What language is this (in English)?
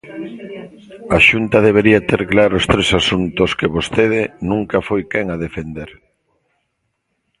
Galician